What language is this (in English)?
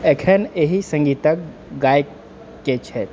Maithili